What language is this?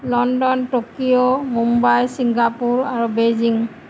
Assamese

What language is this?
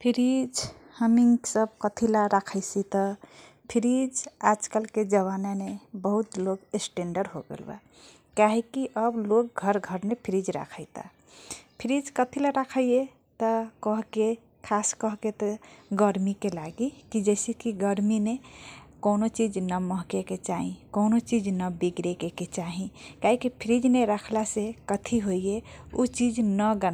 Kochila Tharu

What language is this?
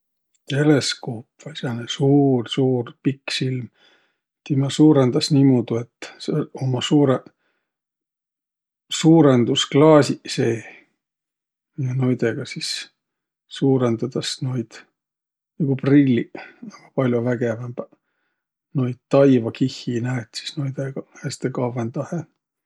Võro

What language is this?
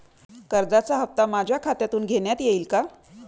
Marathi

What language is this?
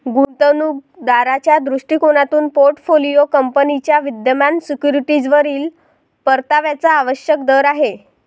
Marathi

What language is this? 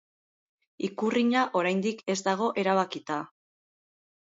Basque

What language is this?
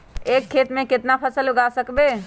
Magahi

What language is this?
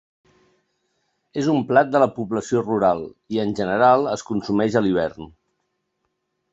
Catalan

